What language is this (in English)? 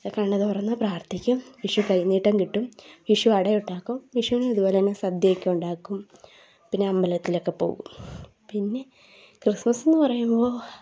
Malayalam